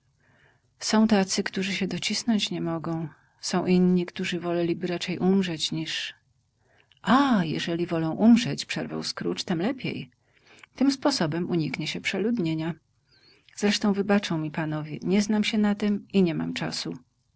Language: Polish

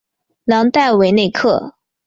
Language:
Chinese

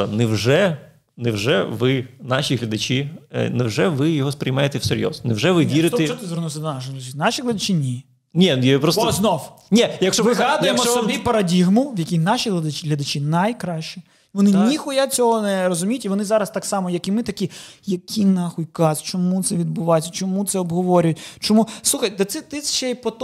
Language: Ukrainian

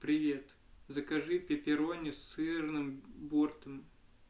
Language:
Russian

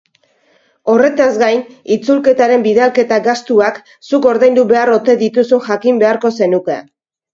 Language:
Basque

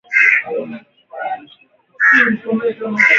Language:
Swahili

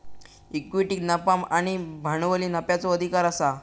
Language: Marathi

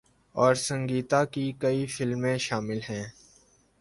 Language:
Urdu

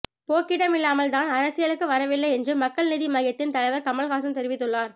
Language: Tamil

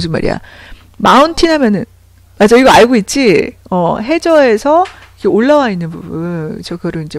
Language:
Korean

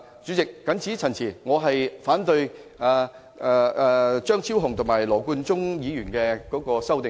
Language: Cantonese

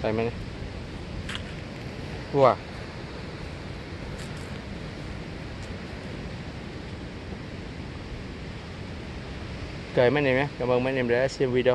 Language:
Vietnamese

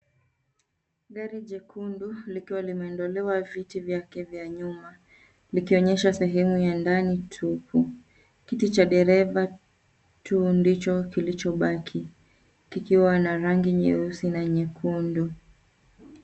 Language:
Swahili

